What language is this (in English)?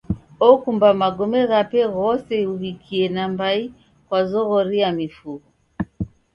Taita